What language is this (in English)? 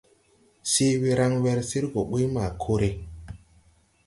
Tupuri